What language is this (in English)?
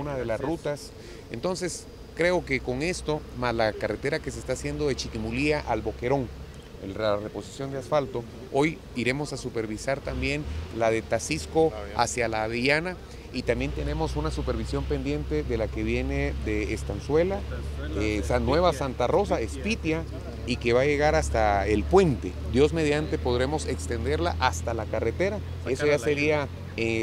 Spanish